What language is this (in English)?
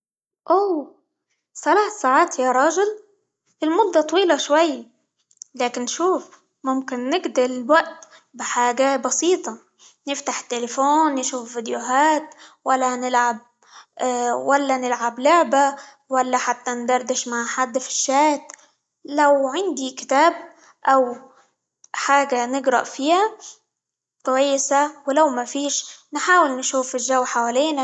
Libyan Arabic